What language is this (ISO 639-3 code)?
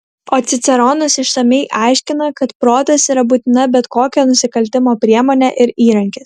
lit